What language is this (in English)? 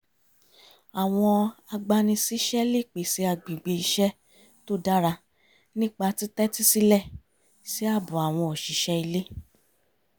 Yoruba